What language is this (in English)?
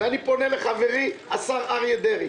Hebrew